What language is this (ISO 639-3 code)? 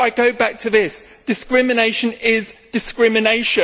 eng